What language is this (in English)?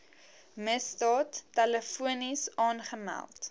Afrikaans